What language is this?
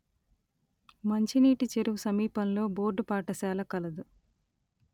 Telugu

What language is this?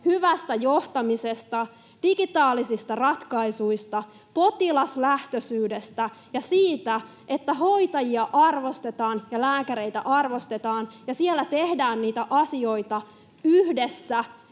Finnish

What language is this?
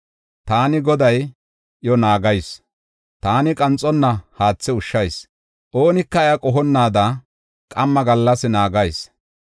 Gofa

